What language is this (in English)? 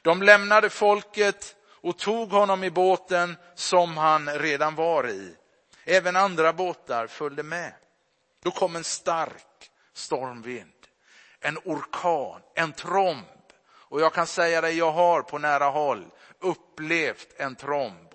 Swedish